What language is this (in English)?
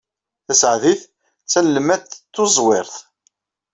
Kabyle